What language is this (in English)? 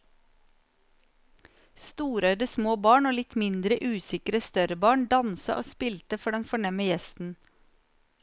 Norwegian